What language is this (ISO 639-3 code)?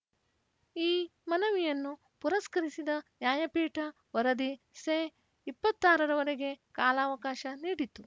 kan